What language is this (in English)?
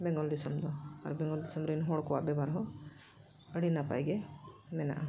Santali